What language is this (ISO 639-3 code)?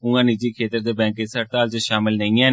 doi